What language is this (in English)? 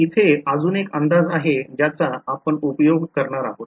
Marathi